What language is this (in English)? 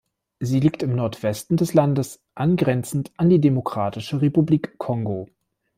German